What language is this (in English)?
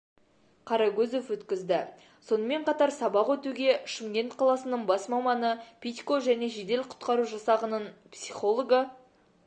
Kazakh